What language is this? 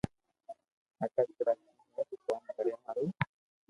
Loarki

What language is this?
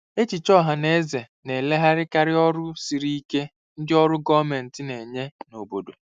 Igbo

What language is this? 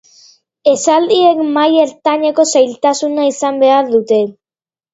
Basque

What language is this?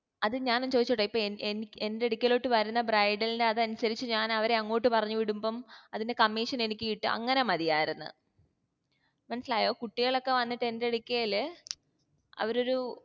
Malayalam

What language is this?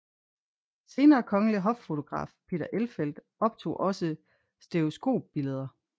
Danish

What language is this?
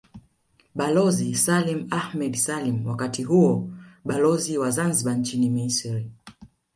Swahili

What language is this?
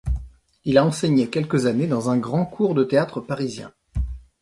French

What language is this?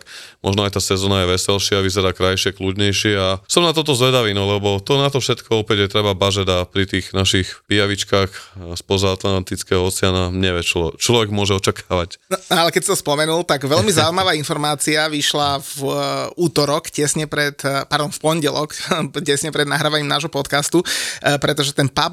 Slovak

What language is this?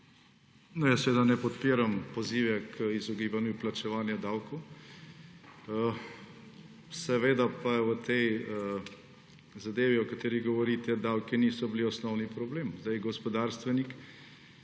Slovenian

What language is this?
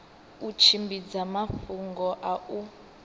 Venda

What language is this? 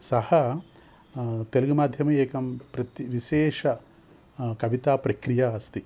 Sanskrit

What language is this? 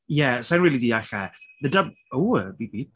Welsh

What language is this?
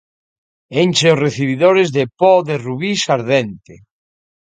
Galician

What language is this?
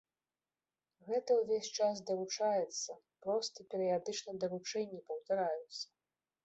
Belarusian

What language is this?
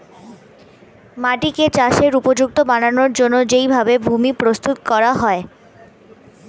Bangla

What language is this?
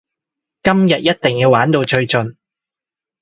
Cantonese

